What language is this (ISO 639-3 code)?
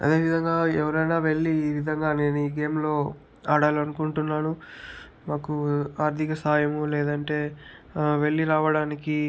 tel